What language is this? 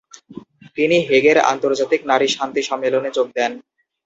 Bangla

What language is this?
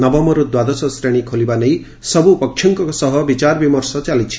Odia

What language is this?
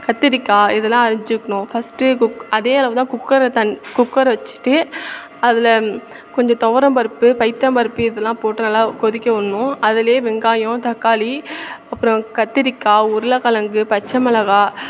Tamil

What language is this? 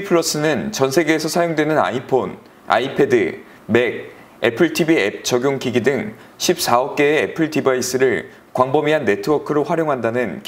Korean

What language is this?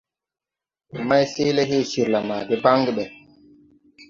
Tupuri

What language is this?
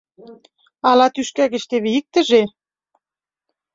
Mari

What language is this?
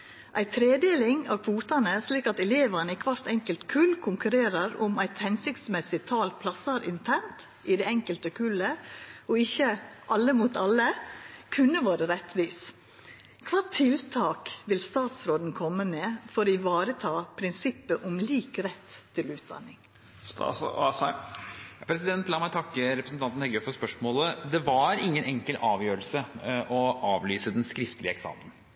Norwegian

